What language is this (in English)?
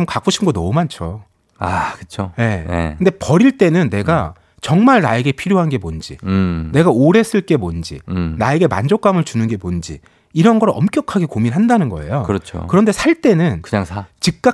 Korean